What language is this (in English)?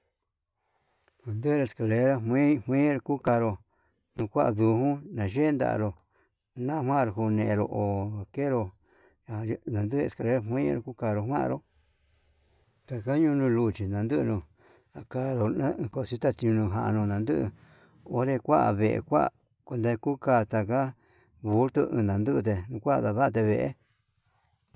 Yutanduchi Mixtec